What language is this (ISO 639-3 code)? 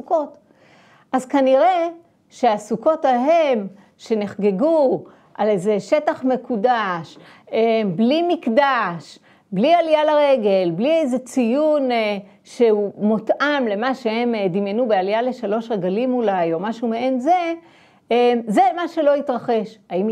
heb